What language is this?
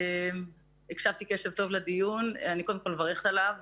Hebrew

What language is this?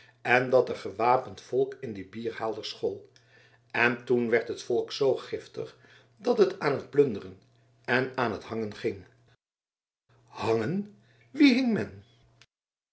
Dutch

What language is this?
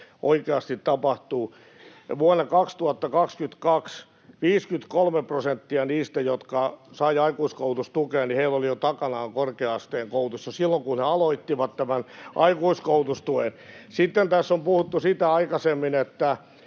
Finnish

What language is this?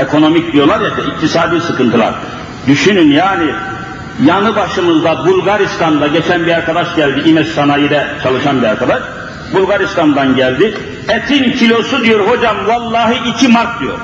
Turkish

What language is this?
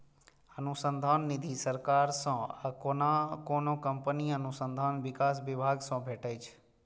Maithili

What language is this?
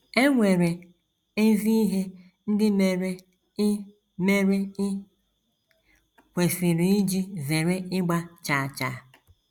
Igbo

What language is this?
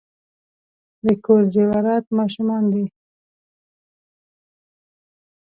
Pashto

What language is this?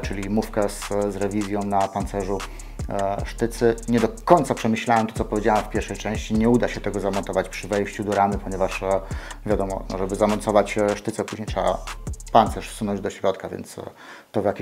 Polish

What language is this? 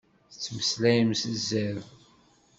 Kabyle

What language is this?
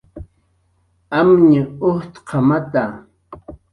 Jaqaru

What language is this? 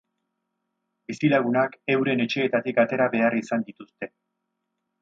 Basque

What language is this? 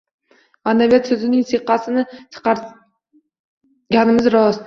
Uzbek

